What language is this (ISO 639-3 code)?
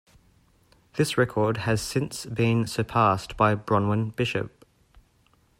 eng